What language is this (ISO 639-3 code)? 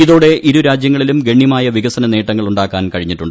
mal